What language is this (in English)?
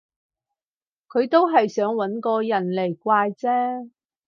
Cantonese